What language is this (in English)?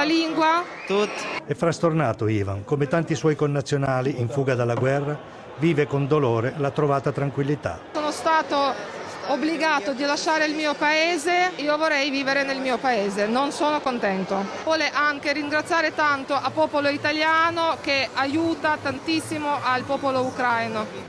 Italian